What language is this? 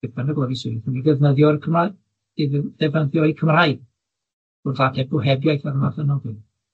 Welsh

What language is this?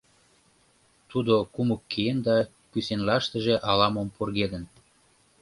Mari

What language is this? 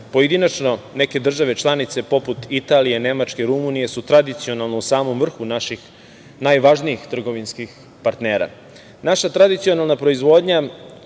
Serbian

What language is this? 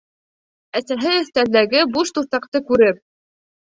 Bashkir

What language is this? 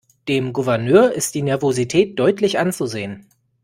German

